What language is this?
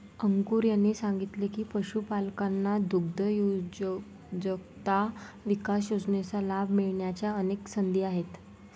Marathi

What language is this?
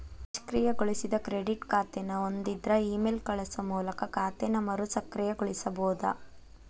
Kannada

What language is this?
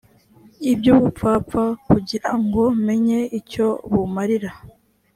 Kinyarwanda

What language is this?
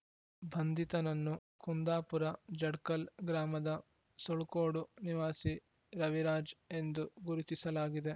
Kannada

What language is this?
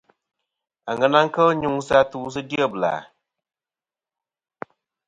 Kom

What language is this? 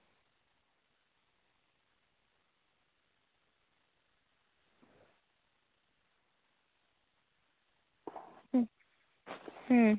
Santali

